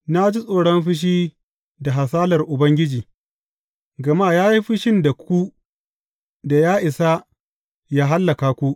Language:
Hausa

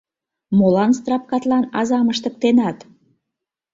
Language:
Mari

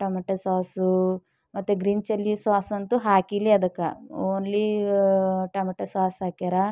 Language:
Kannada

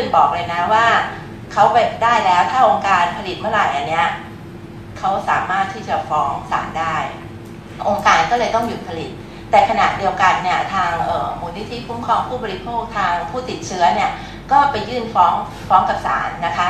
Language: Thai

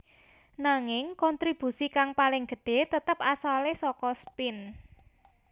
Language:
Javanese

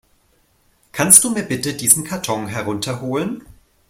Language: German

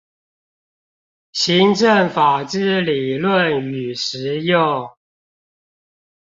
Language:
Chinese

